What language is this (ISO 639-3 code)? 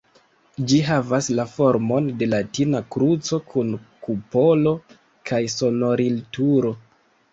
epo